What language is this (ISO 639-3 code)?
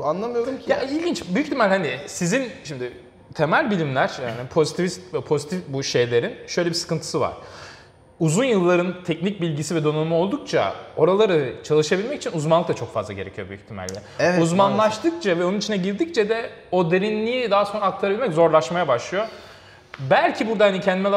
tur